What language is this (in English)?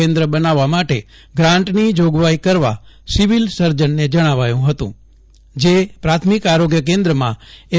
Gujarati